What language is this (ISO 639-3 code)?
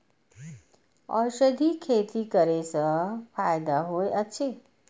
mai